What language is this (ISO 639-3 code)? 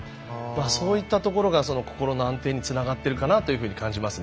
jpn